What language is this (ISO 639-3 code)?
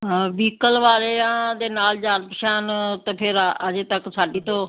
pan